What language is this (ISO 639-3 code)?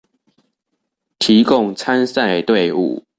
zho